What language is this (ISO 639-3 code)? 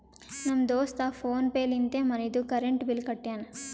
kan